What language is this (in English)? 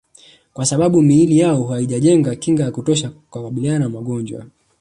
Swahili